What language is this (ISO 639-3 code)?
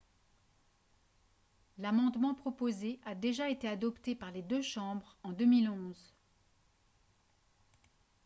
fra